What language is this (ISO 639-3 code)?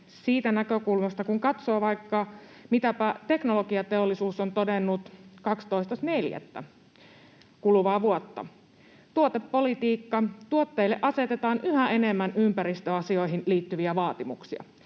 fin